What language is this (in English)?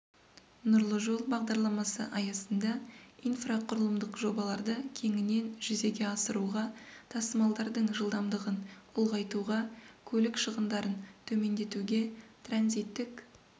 Kazakh